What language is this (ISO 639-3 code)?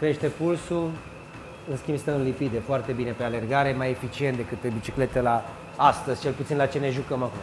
ron